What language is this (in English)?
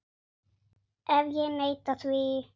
Icelandic